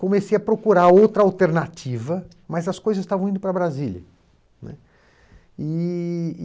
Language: Portuguese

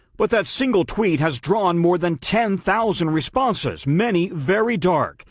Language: English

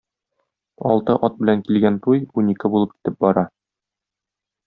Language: Tatar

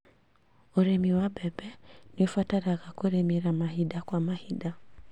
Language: Kikuyu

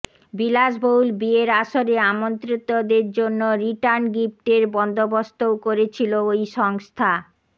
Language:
Bangla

